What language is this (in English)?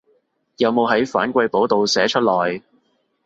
Cantonese